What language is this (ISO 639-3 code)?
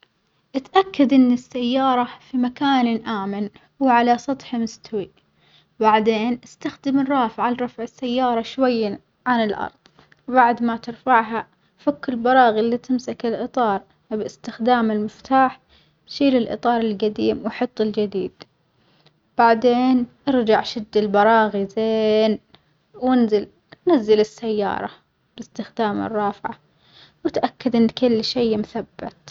acx